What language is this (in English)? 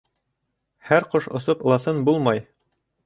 Bashkir